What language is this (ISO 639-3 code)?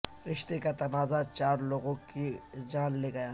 urd